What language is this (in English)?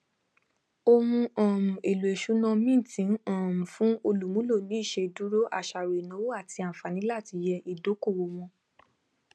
Yoruba